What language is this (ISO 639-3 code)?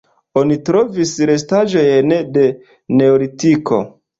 epo